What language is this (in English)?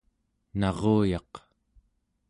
Central Yupik